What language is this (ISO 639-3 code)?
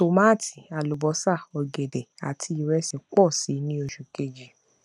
yor